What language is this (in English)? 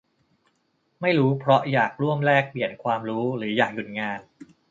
Thai